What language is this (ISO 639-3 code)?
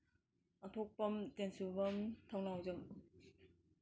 mni